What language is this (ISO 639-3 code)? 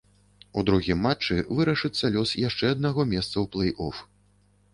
bel